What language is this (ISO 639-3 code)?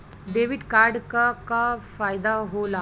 bho